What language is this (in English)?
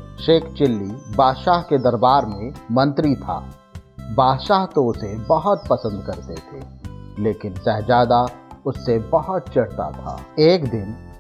Hindi